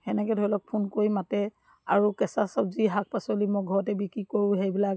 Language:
Assamese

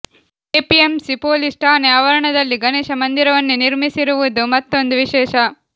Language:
Kannada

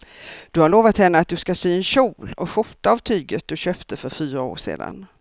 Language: Swedish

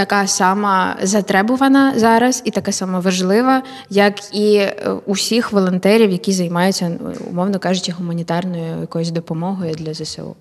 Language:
Ukrainian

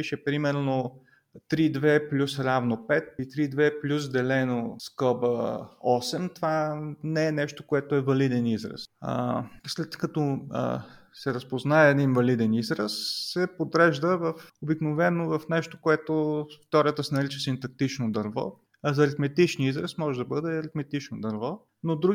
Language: Bulgarian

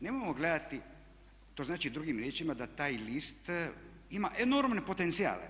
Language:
Croatian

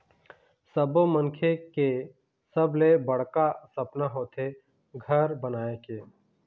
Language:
Chhattisgarhi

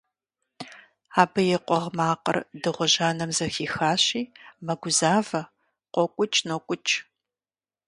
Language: Kabardian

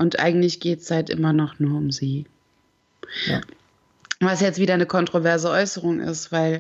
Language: German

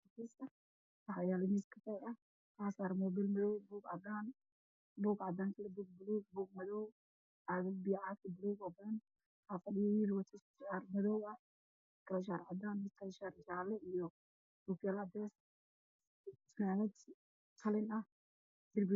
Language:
Somali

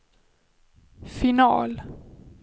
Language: Swedish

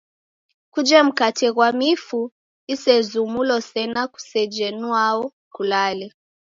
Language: Taita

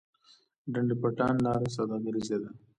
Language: Pashto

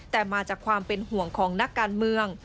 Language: Thai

